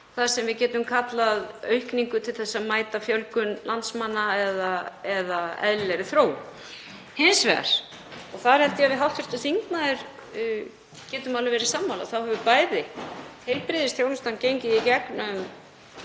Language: Icelandic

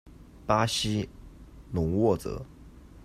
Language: Chinese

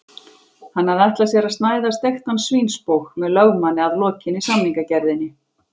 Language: Icelandic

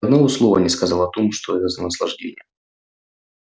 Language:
Russian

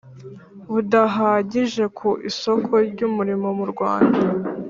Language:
Kinyarwanda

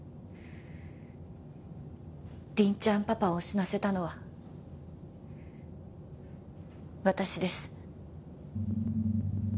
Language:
Japanese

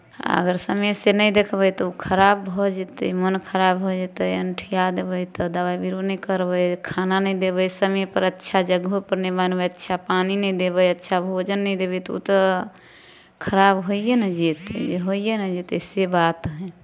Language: Maithili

